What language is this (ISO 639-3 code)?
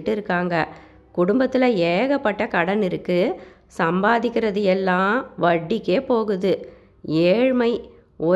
tam